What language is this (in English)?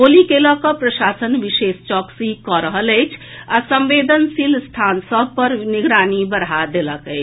Maithili